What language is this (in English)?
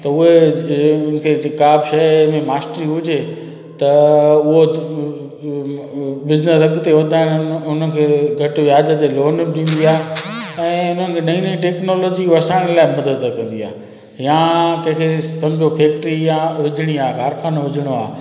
Sindhi